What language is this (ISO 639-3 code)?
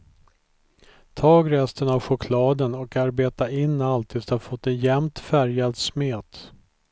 swe